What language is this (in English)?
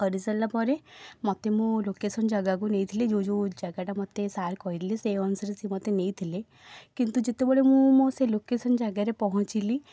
Odia